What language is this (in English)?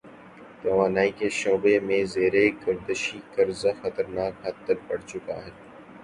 Urdu